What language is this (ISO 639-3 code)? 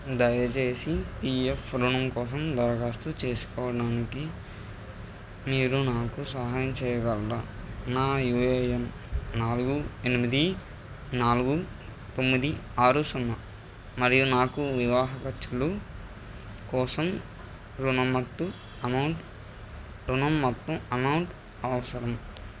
tel